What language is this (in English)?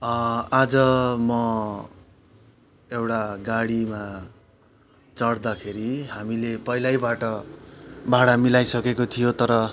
Nepali